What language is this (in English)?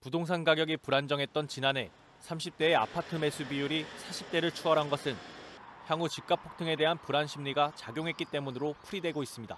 Korean